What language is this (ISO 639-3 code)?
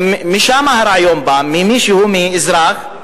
heb